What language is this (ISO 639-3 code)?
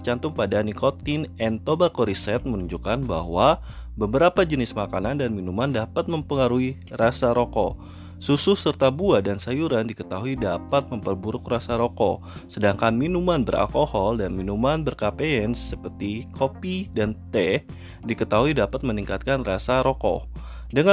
ind